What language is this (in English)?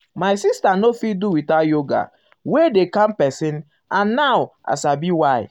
Nigerian Pidgin